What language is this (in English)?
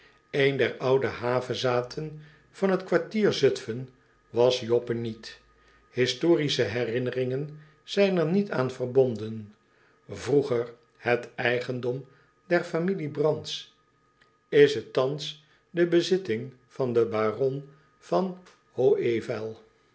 Dutch